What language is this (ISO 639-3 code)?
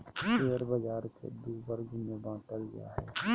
mag